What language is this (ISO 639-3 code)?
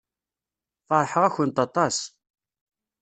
kab